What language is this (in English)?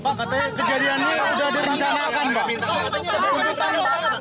Indonesian